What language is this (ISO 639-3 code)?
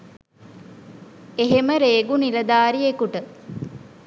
sin